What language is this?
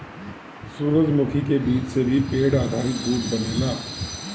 Bhojpuri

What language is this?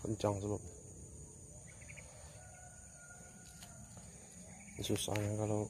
Indonesian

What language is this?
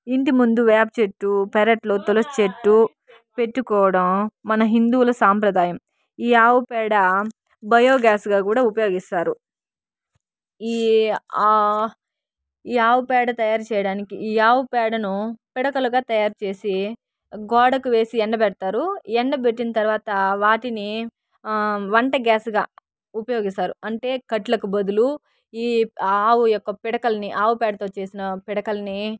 Telugu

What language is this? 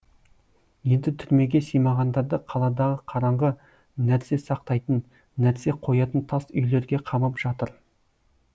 Kazakh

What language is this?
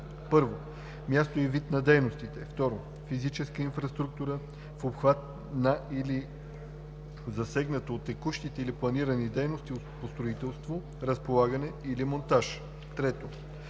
Bulgarian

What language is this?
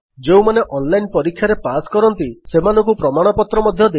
Odia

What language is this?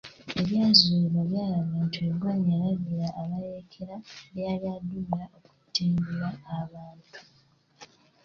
Ganda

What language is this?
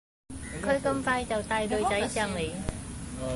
Cantonese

